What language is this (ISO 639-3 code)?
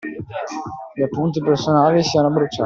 ita